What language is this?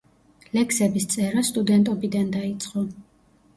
Georgian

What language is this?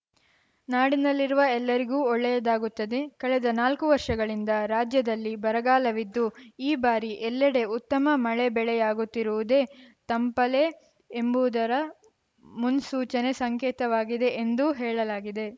Kannada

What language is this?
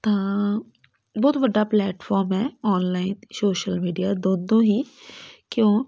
Punjabi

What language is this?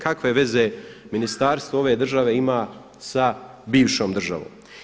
Croatian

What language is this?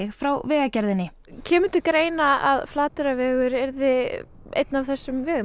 Icelandic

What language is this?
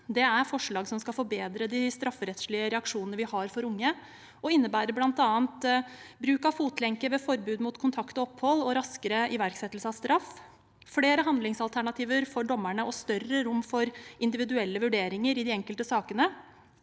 Norwegian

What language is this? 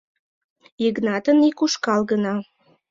Mari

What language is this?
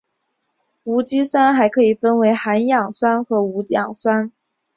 Chinese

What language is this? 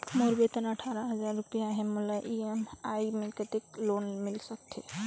Chhattisgarhi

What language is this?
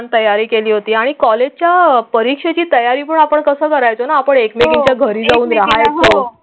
Marathi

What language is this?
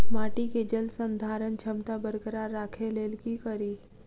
Maithili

